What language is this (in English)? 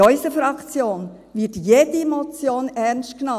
Swiss German